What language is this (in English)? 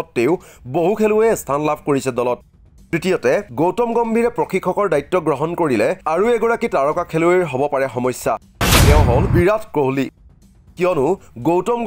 Bangla